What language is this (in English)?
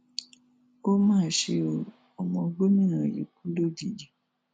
Yoruba